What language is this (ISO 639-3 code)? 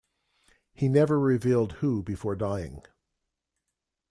eng